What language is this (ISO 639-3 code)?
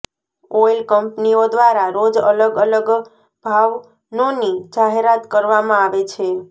guj